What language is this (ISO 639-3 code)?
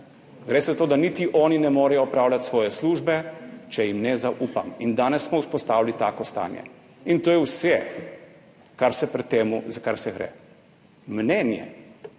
slv